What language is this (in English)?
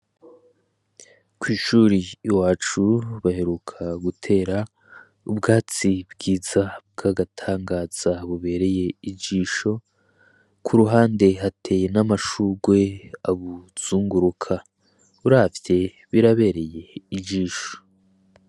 Rundi